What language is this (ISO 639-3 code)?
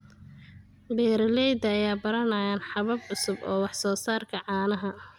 som